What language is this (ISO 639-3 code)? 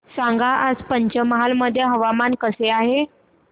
mar